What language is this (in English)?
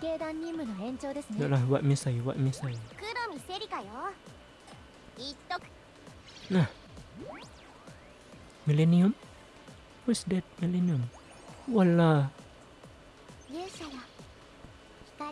Indonesian